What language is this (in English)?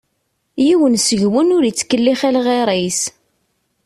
Kabyle